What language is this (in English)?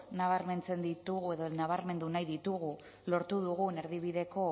Basque